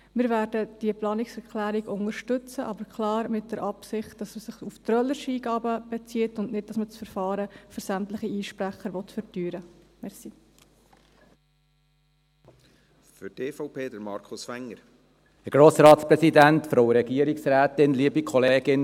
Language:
Swiss German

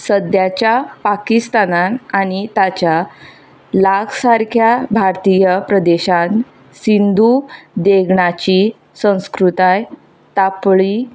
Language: Konkani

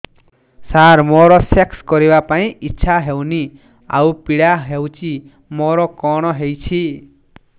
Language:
Odia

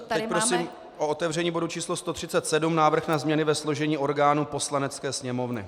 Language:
Czech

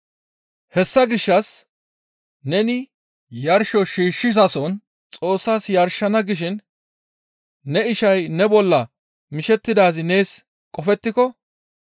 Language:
Gamo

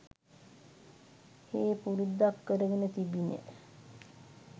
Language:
Sinhala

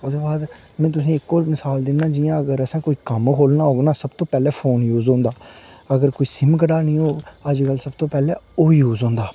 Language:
Dogri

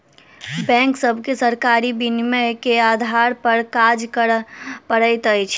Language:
Maithili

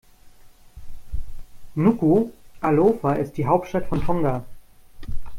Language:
German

